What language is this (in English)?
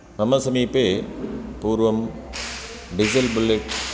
Sanskrit